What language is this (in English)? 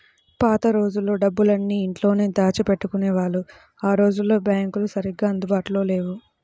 Telugu